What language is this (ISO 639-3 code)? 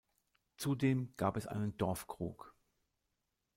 deu